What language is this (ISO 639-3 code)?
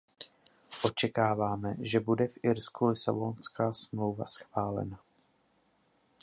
ces